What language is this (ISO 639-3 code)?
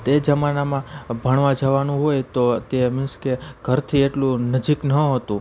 guj